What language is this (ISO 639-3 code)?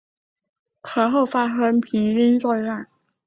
zho